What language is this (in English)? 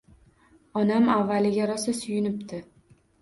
Uzbek